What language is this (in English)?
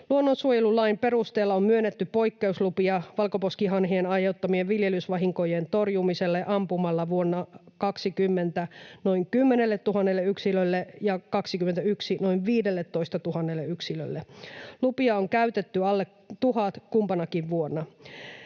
Finnish